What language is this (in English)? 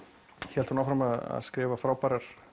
Icelandic